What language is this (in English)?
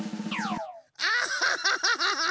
Japanese